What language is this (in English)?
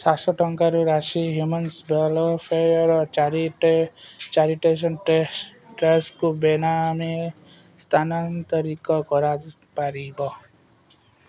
Odia